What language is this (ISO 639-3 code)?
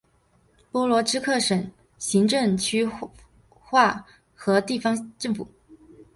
zho